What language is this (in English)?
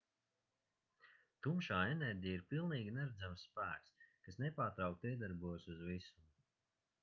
Latvian